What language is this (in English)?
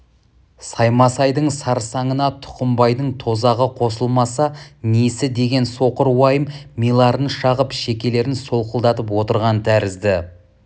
Kazakh